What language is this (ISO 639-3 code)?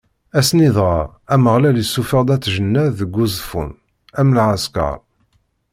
kab